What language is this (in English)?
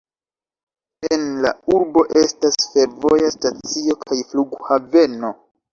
Esperanto